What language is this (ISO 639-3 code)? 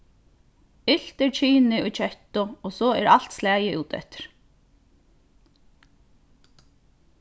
fao